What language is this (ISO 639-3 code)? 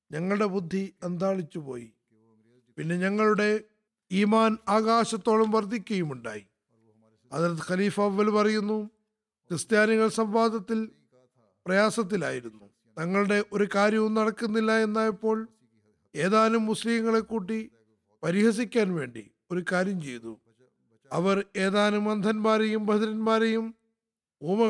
mal